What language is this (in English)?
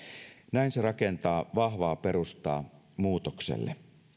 Finnish